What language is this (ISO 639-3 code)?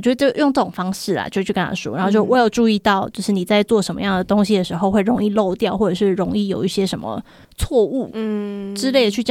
zho